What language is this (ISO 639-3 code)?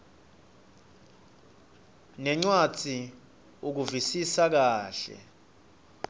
ssw